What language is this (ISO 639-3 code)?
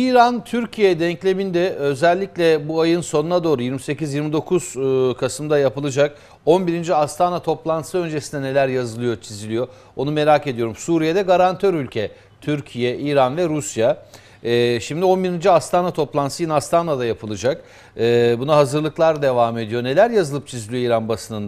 tur